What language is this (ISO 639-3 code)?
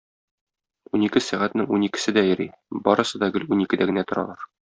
tat